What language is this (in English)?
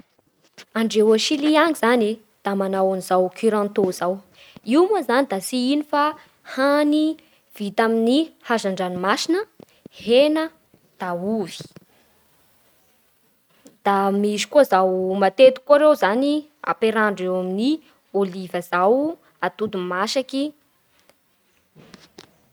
Bara Malagasy